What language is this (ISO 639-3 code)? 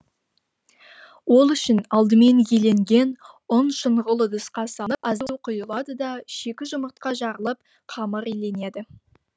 kaz